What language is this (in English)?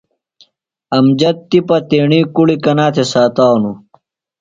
Phalura